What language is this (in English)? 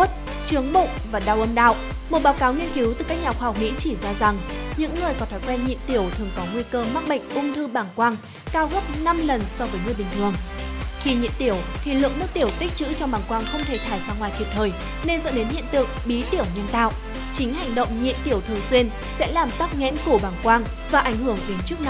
Vietnamese